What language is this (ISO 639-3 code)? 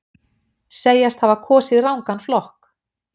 isl